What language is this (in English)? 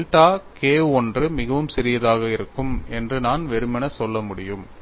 Tamil